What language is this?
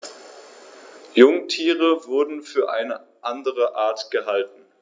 German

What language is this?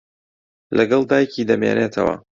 Central Kurdish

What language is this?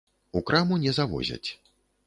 Belarusian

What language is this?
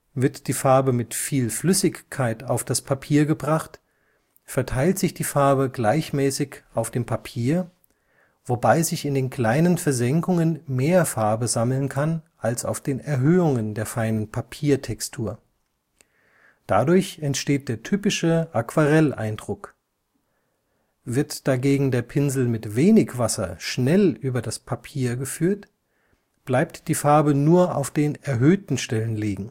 German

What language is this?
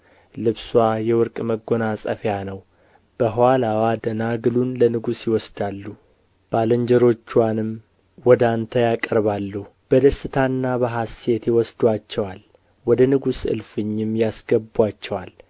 Amharic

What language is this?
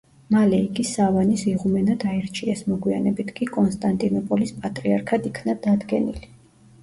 Georgian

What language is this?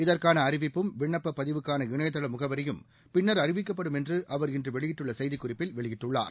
Tamil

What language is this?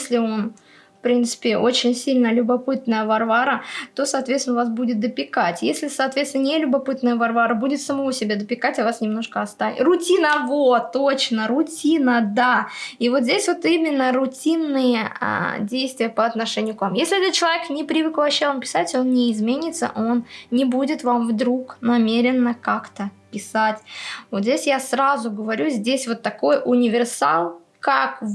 Russian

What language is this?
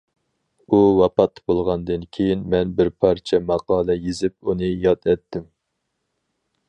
Uyghur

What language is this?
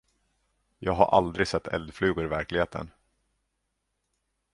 Swedish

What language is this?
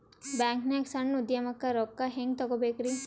Kannada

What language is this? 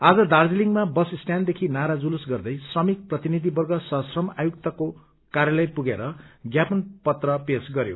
Nepali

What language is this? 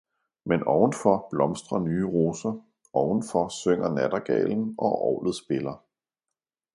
Danish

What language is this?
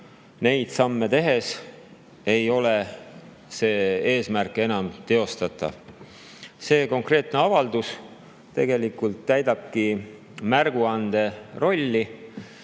Estonian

